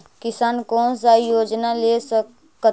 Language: Magahi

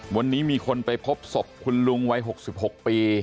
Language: Thai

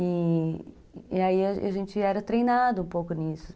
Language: Portuguese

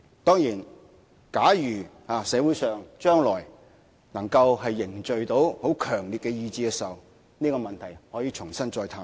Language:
Cantonese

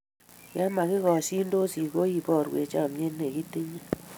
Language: Kalenjin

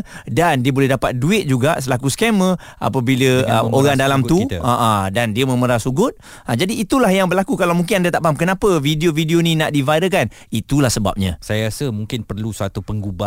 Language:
Malay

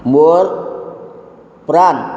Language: Odia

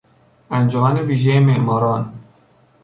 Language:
Persian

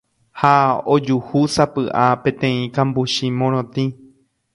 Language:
Guarani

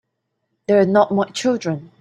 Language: English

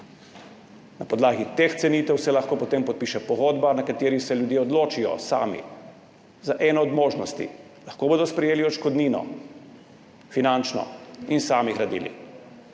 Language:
Slovenian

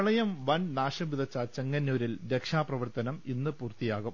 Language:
Malayalam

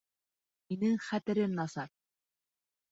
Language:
Bashkir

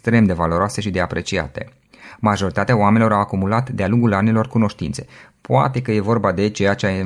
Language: Romanian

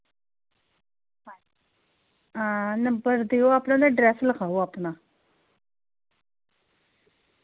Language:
Dogri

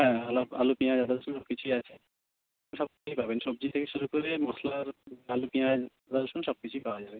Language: Bangla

